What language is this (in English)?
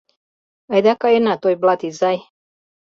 Mari